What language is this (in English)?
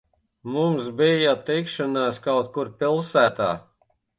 Latvian